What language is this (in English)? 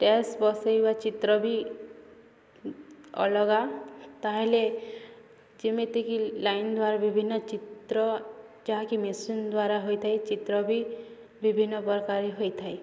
Odia